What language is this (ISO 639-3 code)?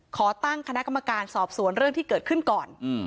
tha